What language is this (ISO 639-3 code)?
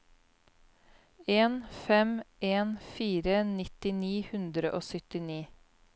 nor